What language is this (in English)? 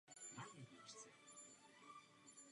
Czech